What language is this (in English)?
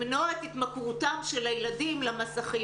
Hebrew